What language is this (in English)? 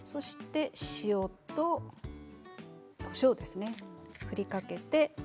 Japanese